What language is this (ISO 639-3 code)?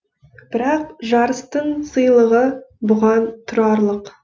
kaz